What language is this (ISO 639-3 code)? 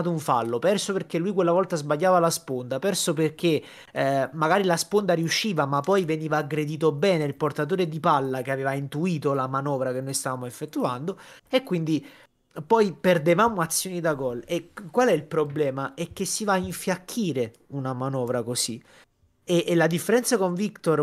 ita